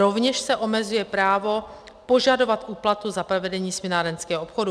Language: Czech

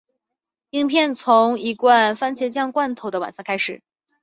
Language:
Chinese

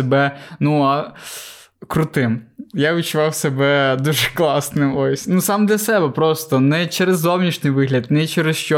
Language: Ukrainian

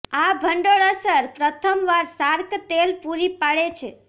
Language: Gujarati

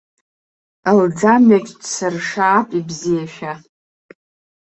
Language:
Abkhazian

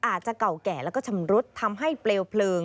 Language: Thai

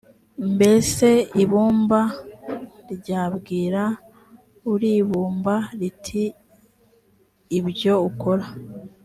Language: Kinyarwanda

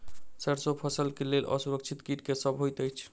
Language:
Maithili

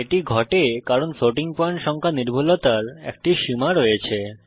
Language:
Bangla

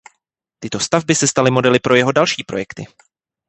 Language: Czech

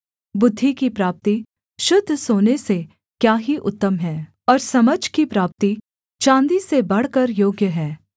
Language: Hindi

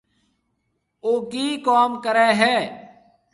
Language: Marwari (Pakistan)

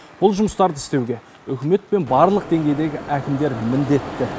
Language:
Kazakh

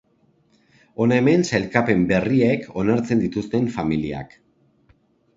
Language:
Basque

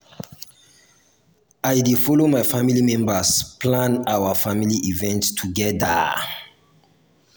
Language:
Nigerian Pidgin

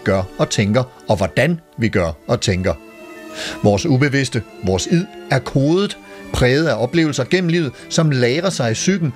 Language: Danish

